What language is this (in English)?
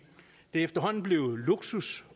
Danish